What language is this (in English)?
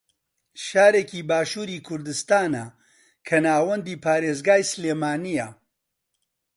Central Kurdish